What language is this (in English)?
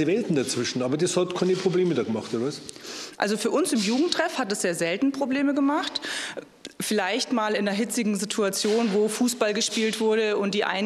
German